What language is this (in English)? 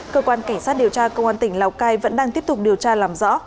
Vietnamese